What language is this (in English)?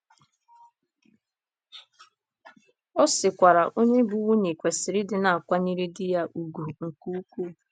Igbo